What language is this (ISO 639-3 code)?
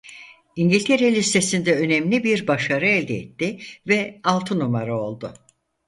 tur